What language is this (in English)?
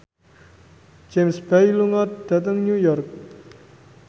Javanese